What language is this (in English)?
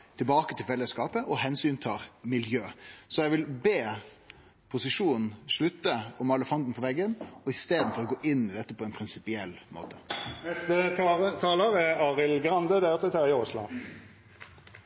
Norwegian Nynorsk